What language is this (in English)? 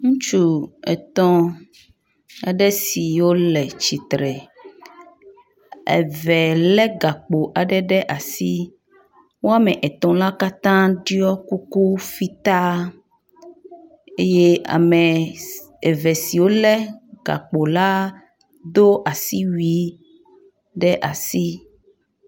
Ewe